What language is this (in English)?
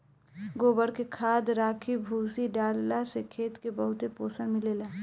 Bhojpuri